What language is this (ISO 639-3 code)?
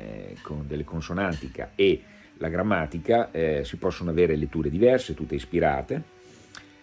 ita